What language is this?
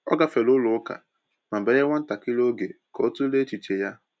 Igbo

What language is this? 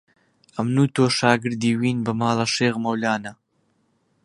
Central Kurdish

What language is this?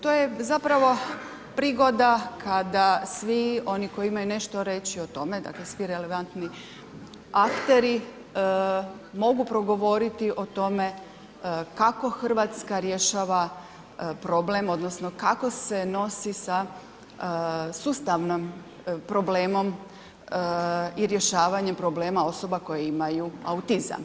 Croatian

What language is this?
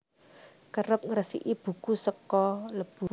Javanese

